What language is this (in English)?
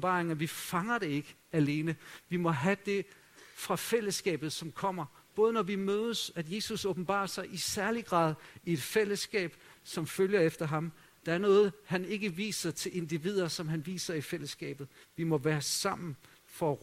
Danish